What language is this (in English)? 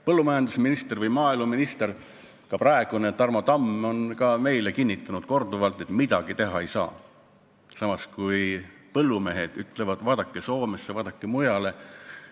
Estonian